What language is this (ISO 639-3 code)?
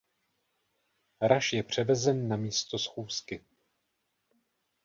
ces